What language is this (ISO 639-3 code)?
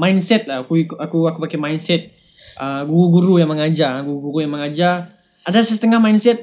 msa